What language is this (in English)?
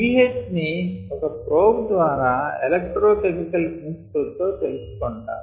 Telugu